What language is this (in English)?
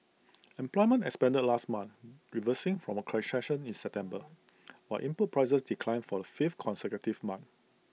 English